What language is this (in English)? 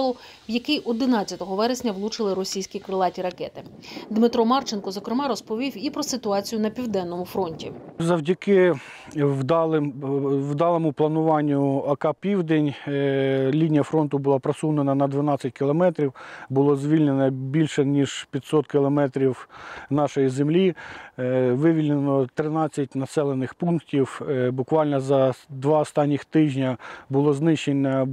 Ukrainian